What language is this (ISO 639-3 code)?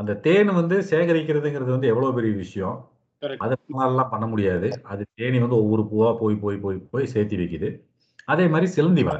tam